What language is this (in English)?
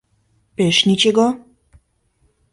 Mari